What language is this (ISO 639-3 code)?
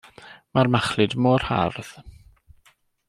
cym